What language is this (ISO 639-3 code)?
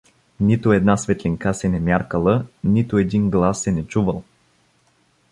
bul